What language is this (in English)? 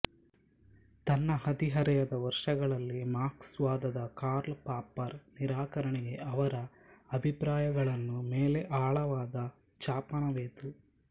Kannada